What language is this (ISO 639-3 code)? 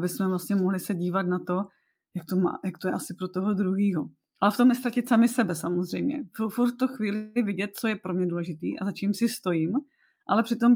ces